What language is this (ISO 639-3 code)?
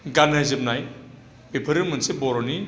brx